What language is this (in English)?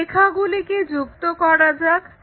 Bangla